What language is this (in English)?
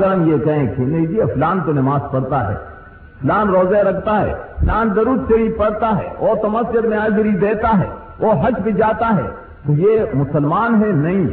Urdu